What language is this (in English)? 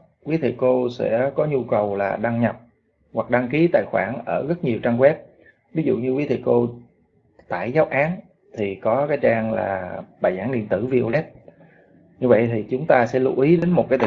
Vietnamese